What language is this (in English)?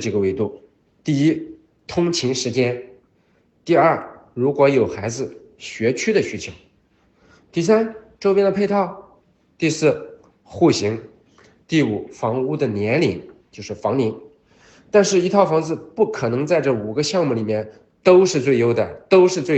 Chinese